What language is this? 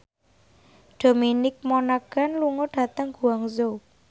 Javanese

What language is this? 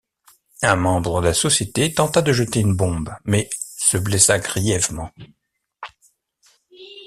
French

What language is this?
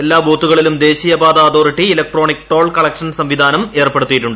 Malayalam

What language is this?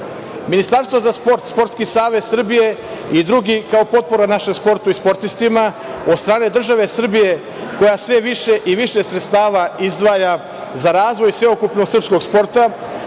Serbian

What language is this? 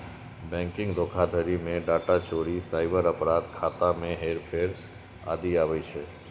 Maithili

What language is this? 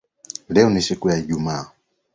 Swahili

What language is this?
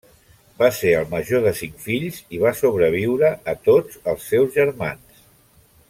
Catalan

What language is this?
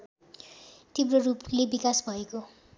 Nepali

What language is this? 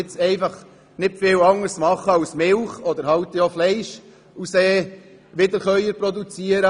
Swiss German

